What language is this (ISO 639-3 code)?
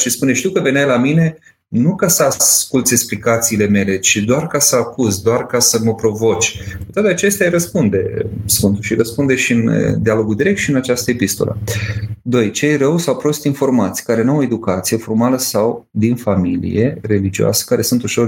ron